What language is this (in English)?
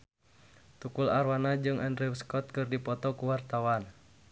Sundanese